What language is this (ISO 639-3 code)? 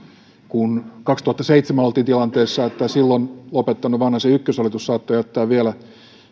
fin